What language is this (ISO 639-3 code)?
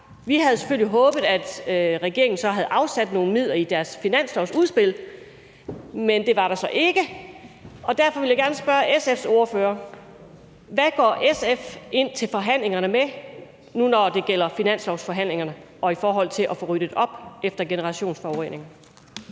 dan